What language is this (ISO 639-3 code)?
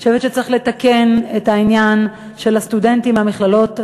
heb